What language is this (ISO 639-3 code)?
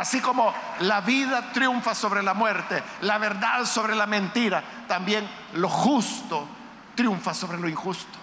spa